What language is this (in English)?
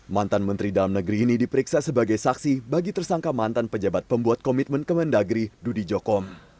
Indonesian